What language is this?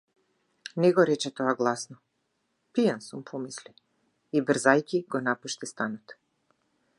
Macedonian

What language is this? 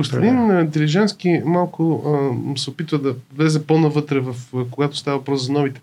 Bulgarian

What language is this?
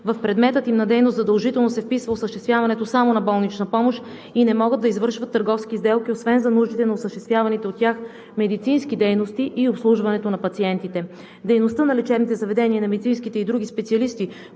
Bulgarian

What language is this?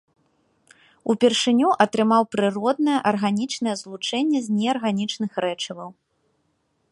Belarusian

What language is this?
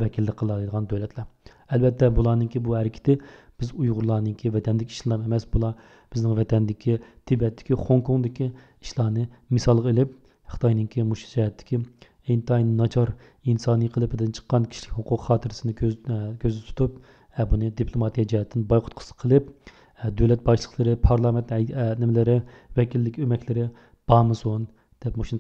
Turkish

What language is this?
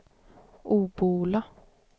Swedish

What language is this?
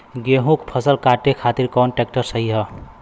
Bhojpuri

